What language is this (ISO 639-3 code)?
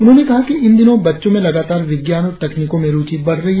hin